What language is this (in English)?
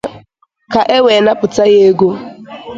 Igbo